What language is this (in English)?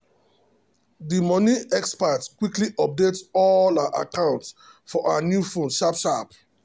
Nigerian Pidgin